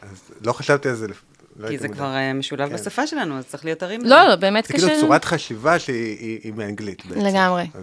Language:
Hebrew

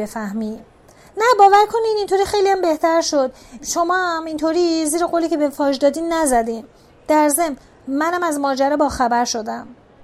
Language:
Persian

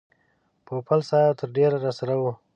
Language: Pashto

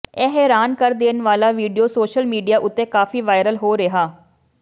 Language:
Punjabi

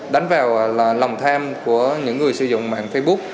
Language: Vietnamese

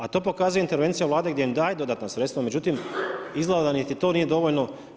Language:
Croatian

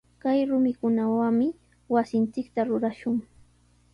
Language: Sihuas Ancash Quechua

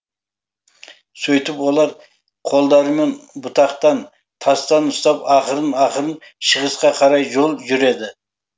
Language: Kazakh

